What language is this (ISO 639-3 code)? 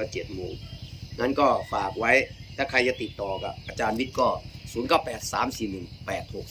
tha